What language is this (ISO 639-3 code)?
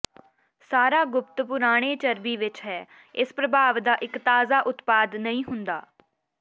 pan